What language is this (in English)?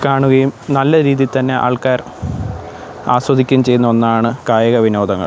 Malayalam